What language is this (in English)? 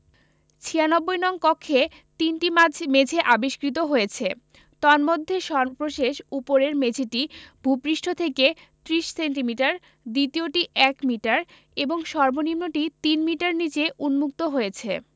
Bangla